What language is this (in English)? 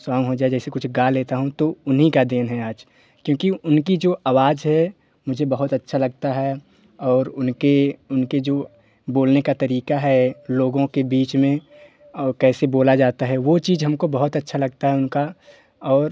Hindi